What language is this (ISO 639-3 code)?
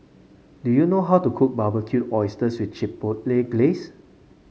eng